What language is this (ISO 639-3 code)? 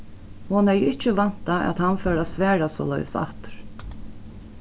fao